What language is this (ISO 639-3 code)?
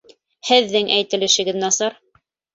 bak